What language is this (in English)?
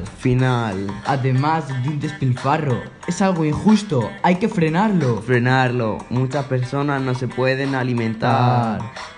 Spanish